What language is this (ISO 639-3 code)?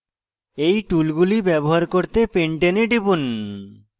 ben